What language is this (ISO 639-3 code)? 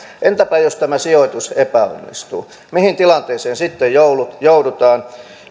fin